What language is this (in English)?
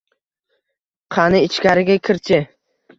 Uzbek